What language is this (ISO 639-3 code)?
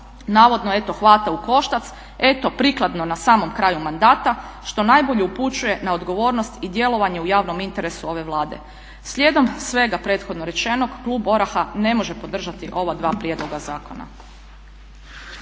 hrv